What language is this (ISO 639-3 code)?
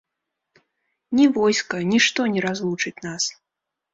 bel